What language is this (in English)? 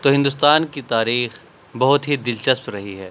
Urdu